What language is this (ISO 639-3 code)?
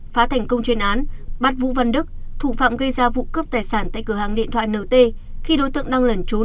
vie